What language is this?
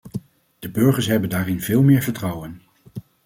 Dutch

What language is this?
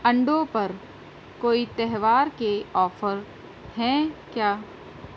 Urdu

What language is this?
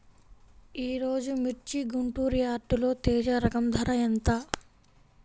Telugu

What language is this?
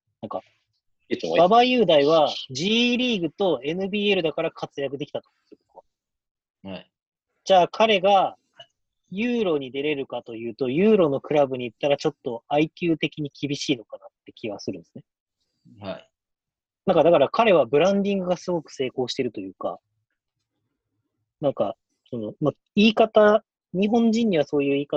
Japanese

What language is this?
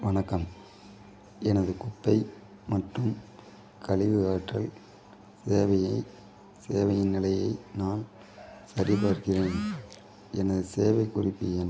Tamil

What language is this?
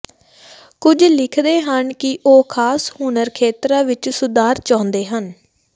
Punjabi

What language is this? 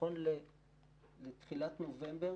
Hebrew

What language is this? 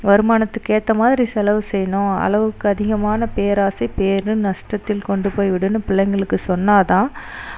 Tamil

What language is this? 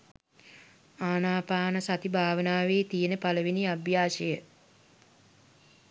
Sinhala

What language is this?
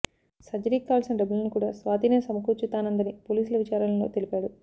Telugu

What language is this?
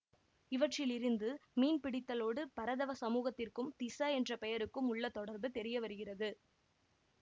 Tamil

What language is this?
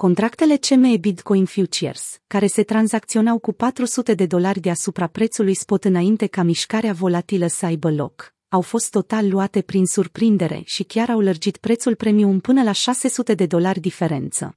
Romanian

